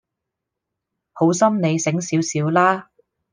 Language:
Cantonese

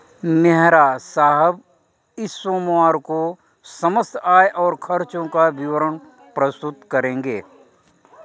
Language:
Hindi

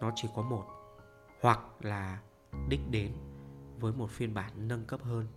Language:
Vietnamese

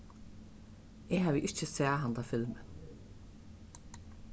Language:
Faroese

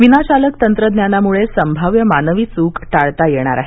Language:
Marathi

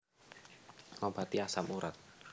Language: Javanese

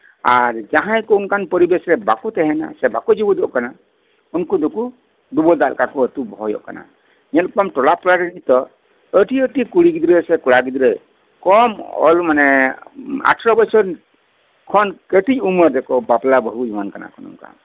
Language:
Santali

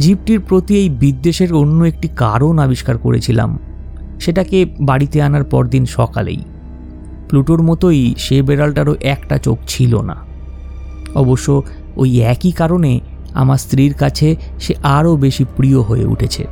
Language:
Bangla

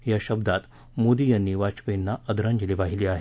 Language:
Marathi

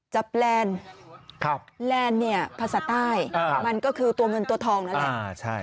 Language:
Thai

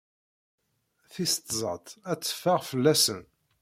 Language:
Kabyle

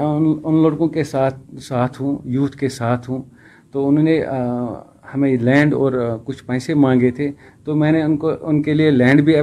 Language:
Urdu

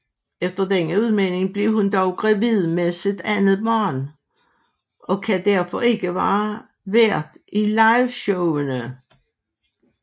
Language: Danish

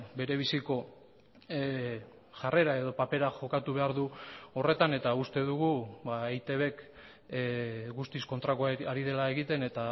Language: Basque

